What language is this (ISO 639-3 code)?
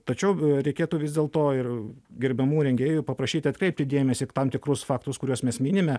lit